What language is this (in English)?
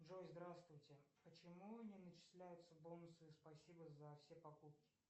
Russian